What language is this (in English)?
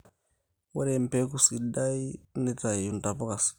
Masai